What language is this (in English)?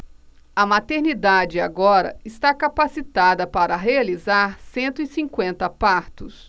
Portuguese